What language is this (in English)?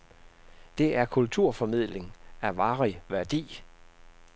Danish